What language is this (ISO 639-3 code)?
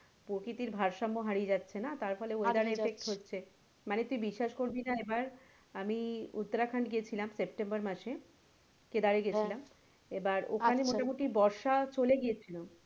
ben